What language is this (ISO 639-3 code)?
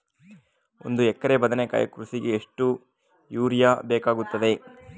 kan